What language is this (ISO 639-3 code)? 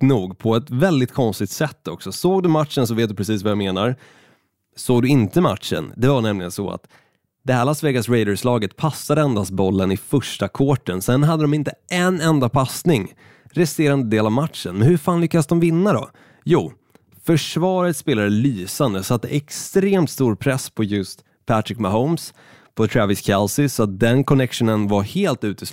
swe